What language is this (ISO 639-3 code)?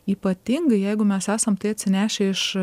lit